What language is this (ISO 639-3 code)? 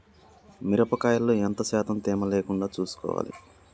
tel